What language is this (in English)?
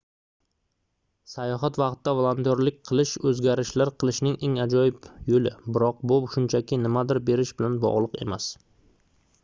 Uzbek